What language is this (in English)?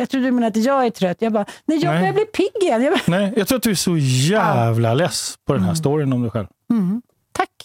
Swedish